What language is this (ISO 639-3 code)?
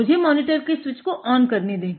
hin